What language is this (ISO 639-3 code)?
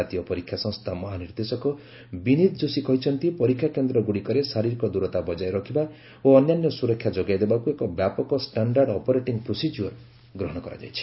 ori